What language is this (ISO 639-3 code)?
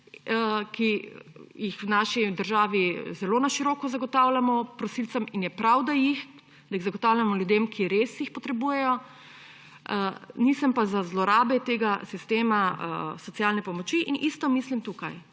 slv